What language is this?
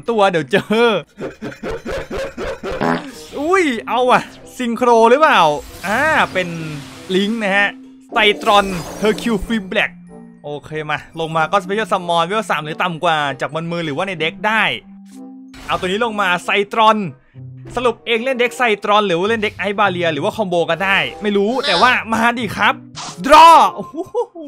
Thai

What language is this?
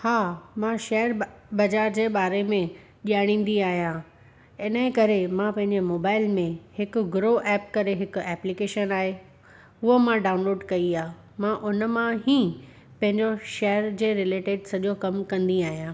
Sindhi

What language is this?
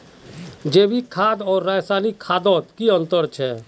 Magahi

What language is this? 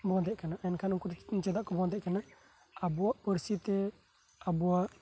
Santali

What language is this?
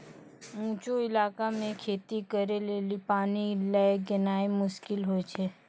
Maithili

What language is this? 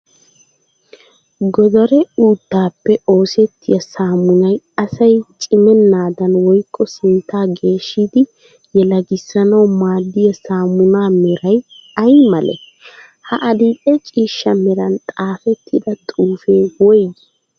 Wolaytta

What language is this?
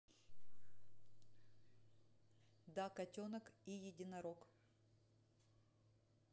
Russian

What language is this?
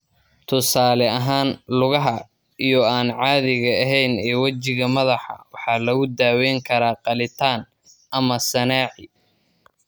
Somali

